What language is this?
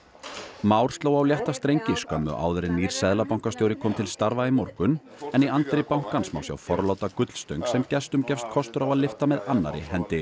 Icelandic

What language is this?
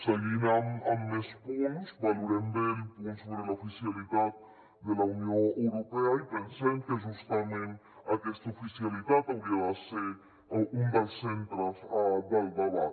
Catalan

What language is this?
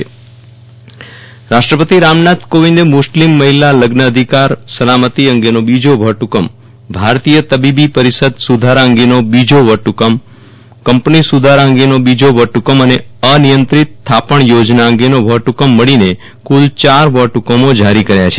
Gujarati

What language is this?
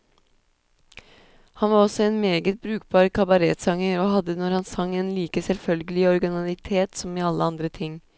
Norwegian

